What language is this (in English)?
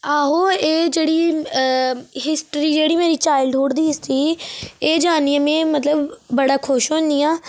Dogri